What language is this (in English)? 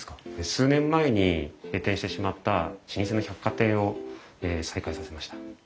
Japanese